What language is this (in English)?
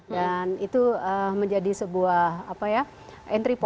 Indonesian